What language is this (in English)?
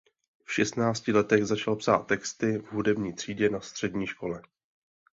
Czech